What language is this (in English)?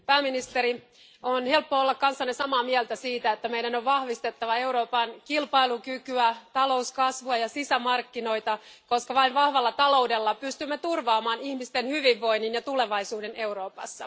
Finnish